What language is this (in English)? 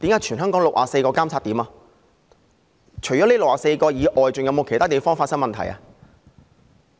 Cantonese